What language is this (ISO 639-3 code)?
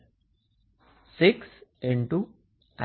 guj